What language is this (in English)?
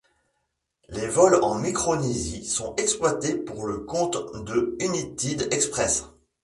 French